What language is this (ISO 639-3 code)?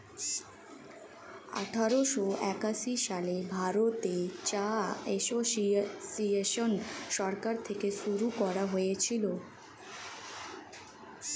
ben